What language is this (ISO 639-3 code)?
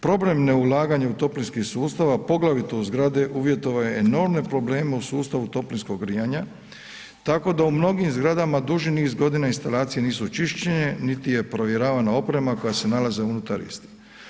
hrv